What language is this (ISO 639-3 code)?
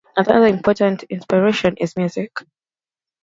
eng